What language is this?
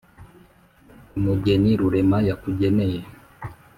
Kinyarwanda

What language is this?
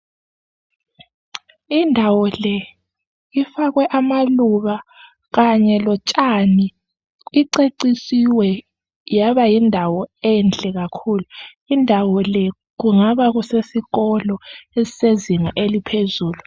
North Ndebele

